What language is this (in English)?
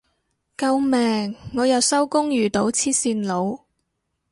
Cantonese